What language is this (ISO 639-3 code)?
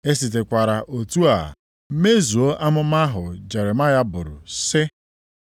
ibo